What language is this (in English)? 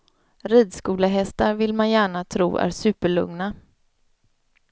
Swedish